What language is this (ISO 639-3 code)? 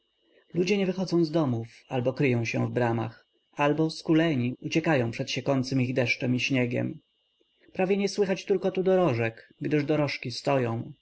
pol